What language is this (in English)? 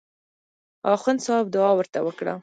Pashto